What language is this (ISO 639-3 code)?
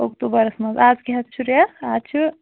kas